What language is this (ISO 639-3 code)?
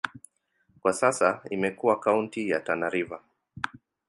swa